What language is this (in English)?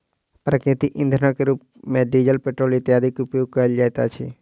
Maithili